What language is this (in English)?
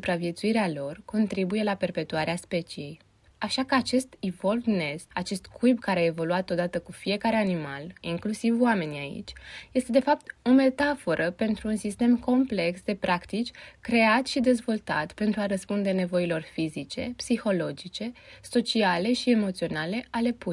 Romanian